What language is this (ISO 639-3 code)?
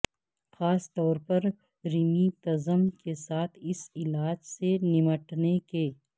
urd